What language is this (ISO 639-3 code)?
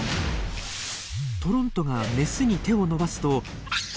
jpn